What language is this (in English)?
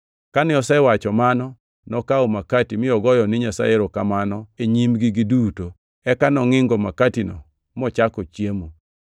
Luo (Kenya and Tanzania)